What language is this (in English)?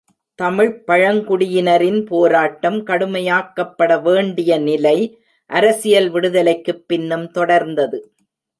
Tamil